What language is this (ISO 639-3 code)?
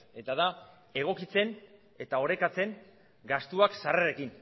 eus